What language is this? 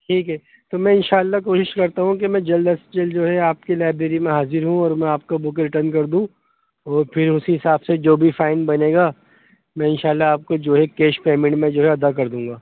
Urdu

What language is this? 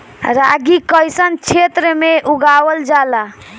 Bhojpuri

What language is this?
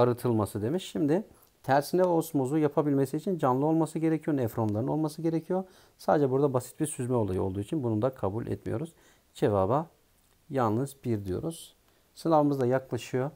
Turkish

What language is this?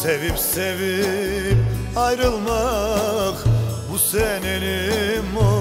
Turkish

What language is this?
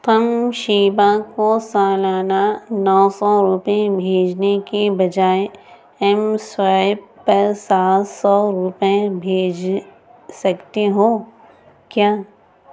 Urdu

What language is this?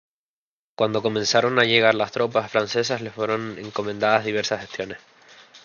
Spanish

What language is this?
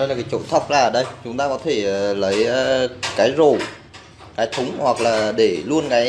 Vietnamese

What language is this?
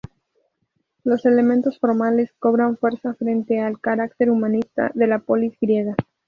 Spanish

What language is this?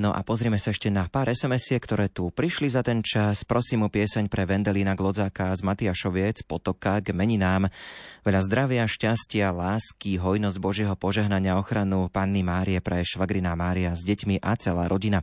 Slovak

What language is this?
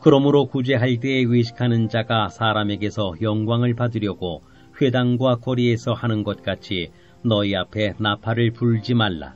Korean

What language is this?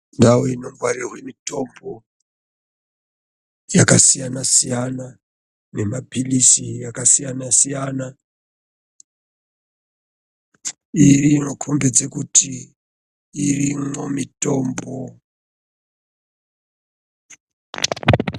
Ndau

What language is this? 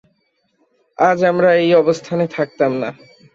Bangla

